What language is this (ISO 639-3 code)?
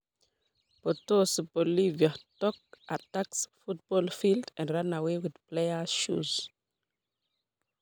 kln